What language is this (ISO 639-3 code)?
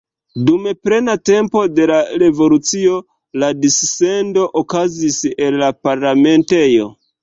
epo